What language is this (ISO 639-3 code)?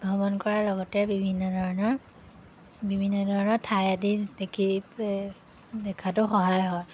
asm